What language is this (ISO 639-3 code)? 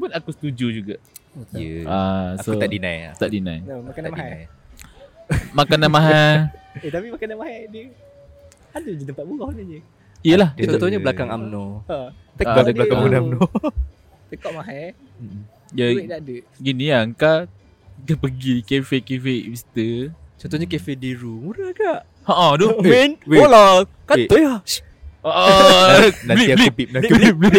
msa